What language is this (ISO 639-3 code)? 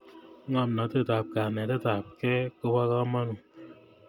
kln